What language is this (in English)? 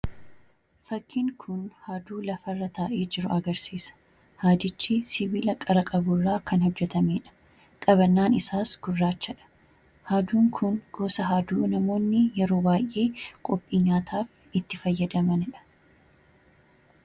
Oromo